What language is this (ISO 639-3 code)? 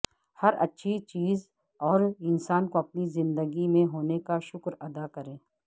urd